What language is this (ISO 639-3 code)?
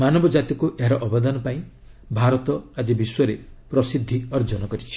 ori